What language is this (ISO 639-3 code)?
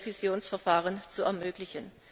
deu